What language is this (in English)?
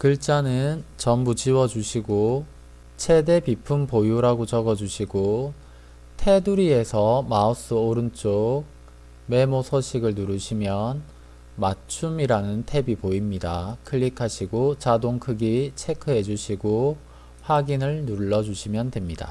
Korean